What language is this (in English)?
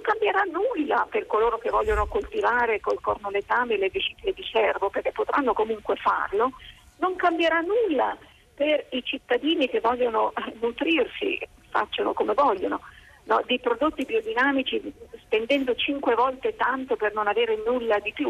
Italian